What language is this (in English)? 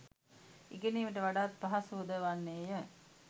Sinhala